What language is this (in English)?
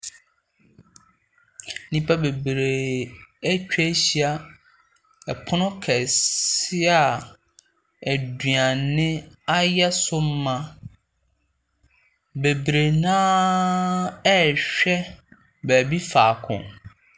Akan